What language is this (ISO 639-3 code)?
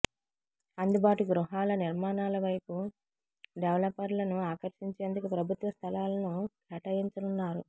tel